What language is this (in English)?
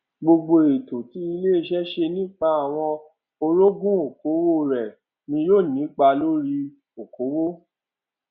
Yoruba